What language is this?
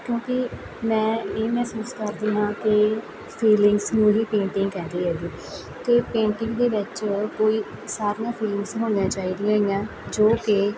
Punjabi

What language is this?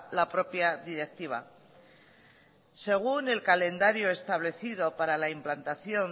Spanish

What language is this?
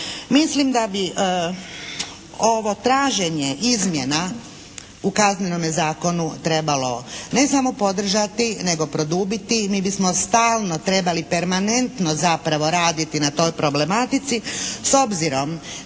Croatian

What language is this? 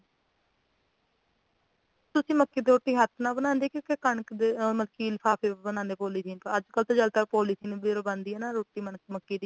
Punjabi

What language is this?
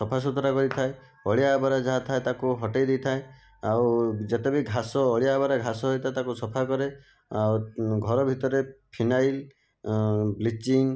Odia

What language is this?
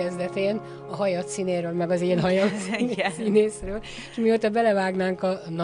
Hungarian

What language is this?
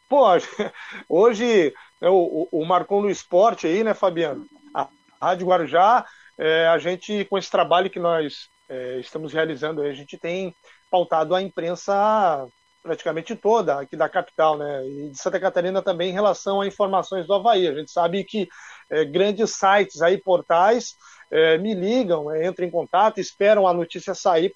Portuguese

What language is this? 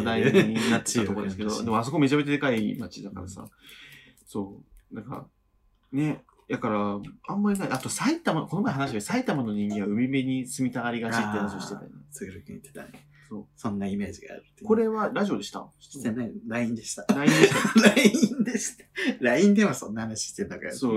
Japanese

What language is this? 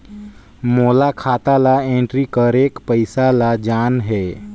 Chhattisgarhi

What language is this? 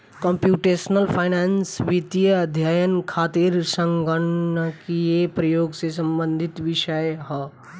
Bhojpuri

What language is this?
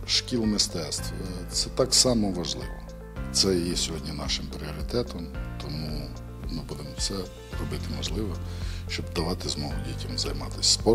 Ukrainian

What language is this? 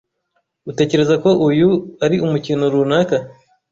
Kinyarwanda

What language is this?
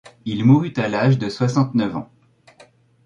French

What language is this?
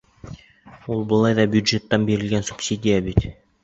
Bashkir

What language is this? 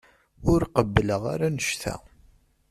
Kabyle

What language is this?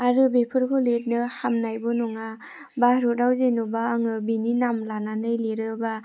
Bodo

